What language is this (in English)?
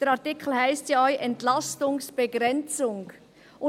Swiss German